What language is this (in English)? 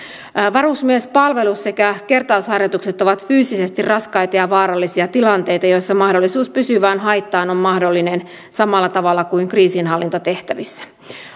Finnish